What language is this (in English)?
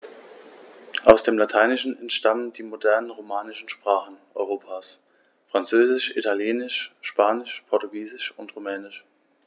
German